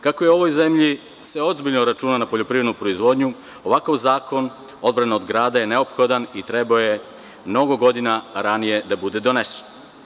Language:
Serbian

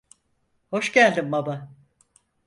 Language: Turkish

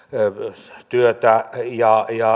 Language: Finnish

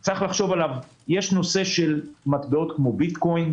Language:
Hebrew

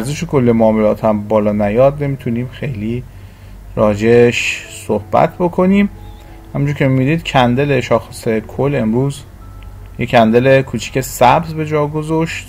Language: Persian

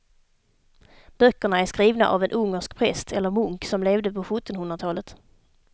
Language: Swedish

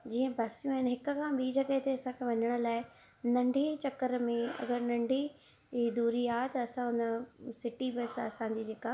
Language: Sindhi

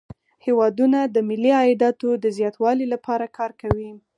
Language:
Pashto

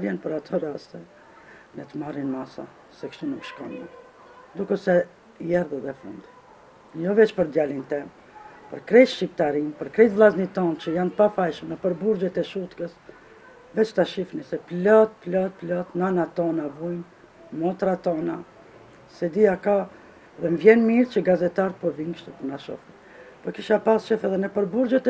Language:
Romanian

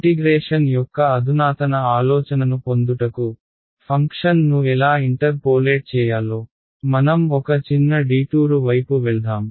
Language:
Telugu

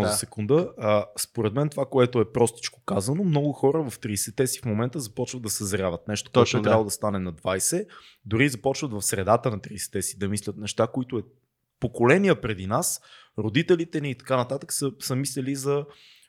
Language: Bulgarian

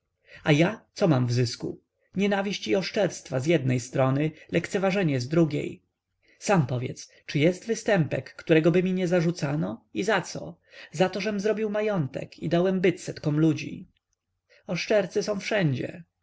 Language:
Polish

